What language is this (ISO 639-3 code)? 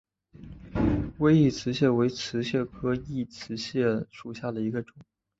zho